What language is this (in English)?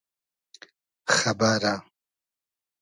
Hazaragi